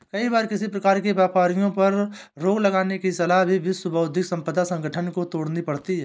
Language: Hindi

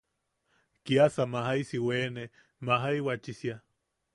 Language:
Yaqui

